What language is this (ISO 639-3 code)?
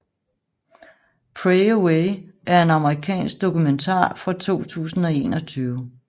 dan